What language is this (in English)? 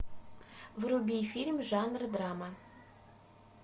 Russian